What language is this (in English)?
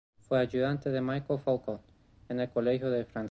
Spanish